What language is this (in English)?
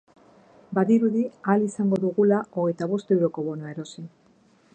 Basque